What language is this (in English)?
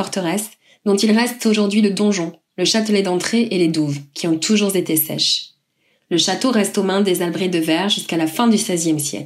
French